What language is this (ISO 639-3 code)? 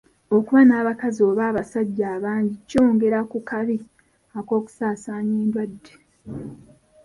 lug